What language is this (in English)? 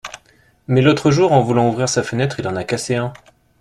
French